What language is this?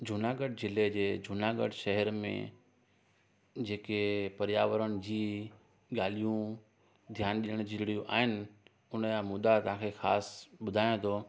Sindhi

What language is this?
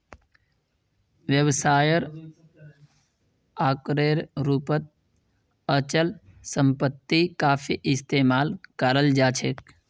Magahi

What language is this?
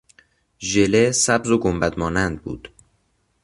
Persian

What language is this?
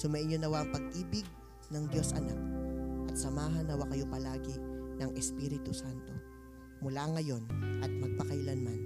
Filipino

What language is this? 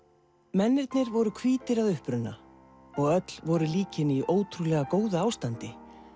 Icelandic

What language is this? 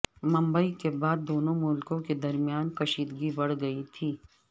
Urdu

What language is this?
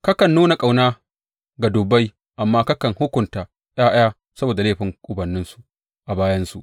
Hausa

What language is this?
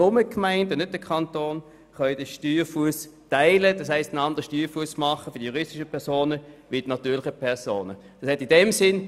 Swiss German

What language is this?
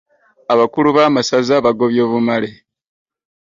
Ganda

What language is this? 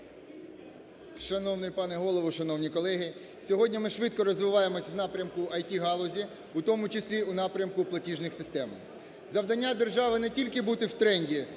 Ukrainian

